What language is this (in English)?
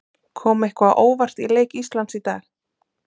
Icelandic